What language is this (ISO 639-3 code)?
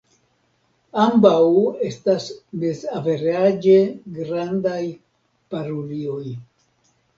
epo